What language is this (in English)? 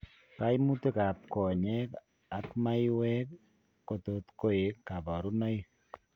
Kalenjin